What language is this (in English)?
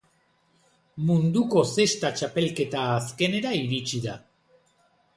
Basque